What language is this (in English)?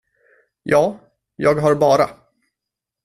Swedish